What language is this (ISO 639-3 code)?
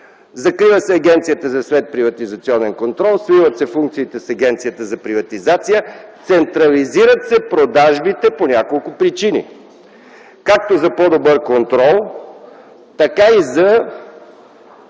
bul